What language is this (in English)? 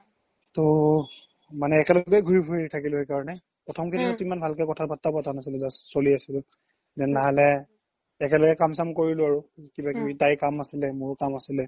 Assamese